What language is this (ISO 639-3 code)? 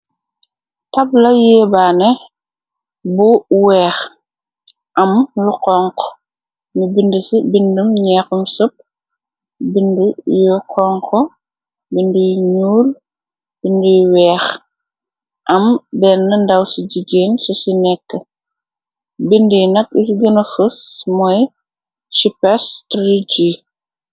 wol